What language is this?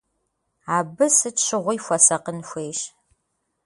Kabardian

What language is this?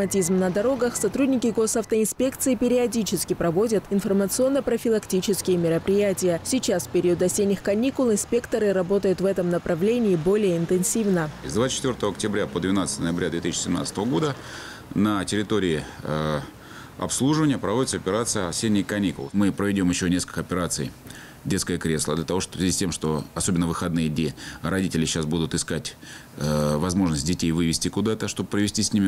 Russian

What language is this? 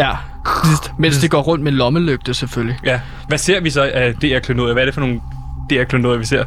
Danish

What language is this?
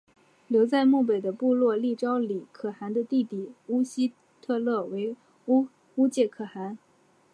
Chinese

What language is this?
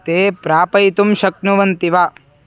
Sanskrit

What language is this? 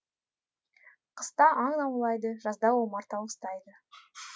Kazakh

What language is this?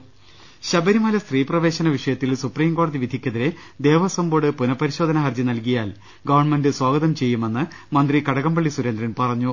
Malayalam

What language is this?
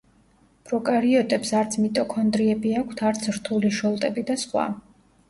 Georgian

